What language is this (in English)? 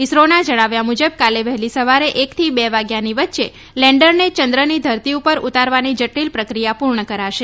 Gujarati